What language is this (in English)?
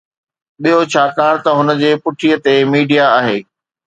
Sindhi